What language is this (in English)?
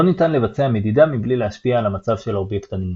Hebrew